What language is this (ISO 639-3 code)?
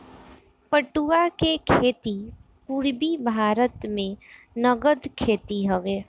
bho